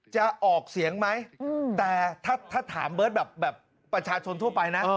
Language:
Thai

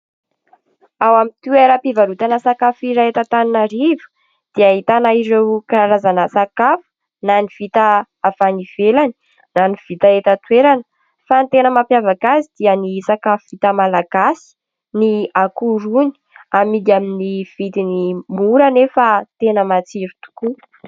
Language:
Malagasy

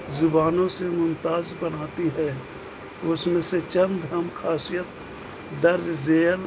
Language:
Urdu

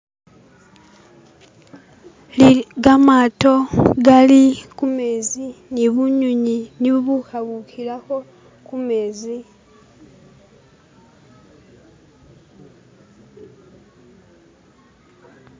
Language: Masaaba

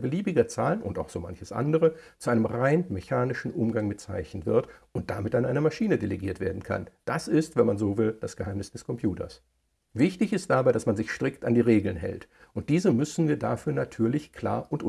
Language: German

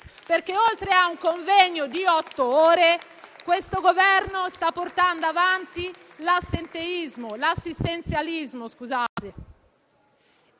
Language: Italian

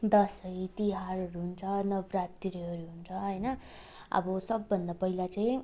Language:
Nepali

